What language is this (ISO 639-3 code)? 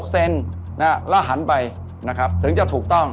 tha